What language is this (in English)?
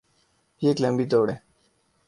Urdu